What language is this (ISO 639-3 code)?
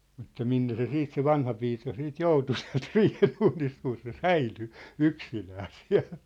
fin